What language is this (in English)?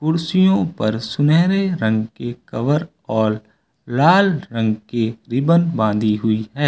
Hindi